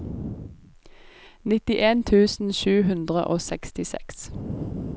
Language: Norwegian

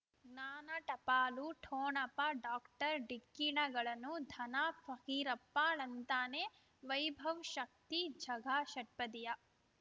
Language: Kannada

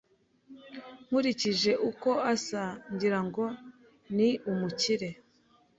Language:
Kinyarwanda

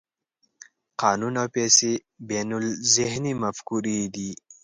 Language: Pashto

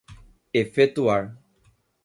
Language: Portuguese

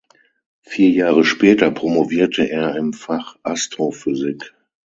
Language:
German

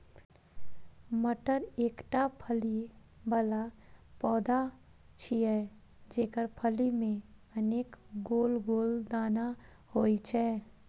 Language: Maithili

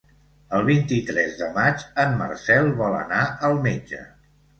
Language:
Catalan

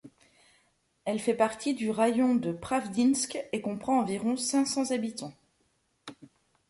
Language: French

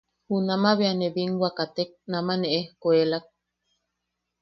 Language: Yaqui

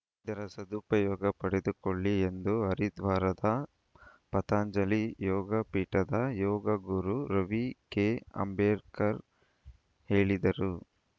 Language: Kannada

